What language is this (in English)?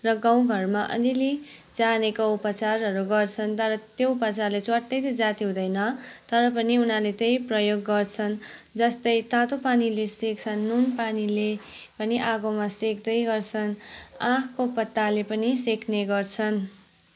Nepali